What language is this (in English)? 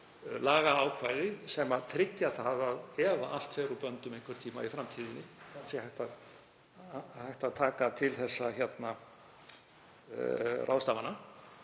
Icelandic